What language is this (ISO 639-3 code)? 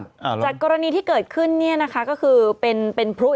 tha